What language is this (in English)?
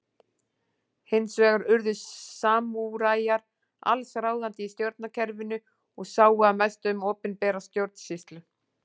Icelandic